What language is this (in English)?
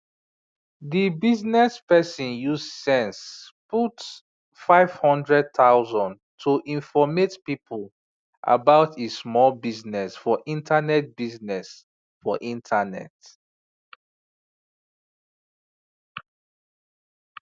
Nigerian Pidgin